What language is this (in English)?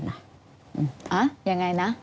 Thai